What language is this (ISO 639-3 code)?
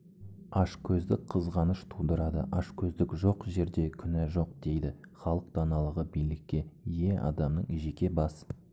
kaz